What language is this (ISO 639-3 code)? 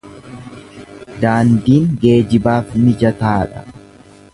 orm